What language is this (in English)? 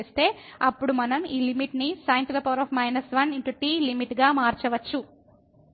Telugu